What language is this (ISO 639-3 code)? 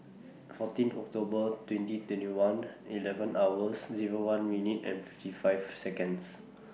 eng